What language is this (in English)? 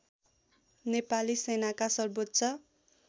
Nepali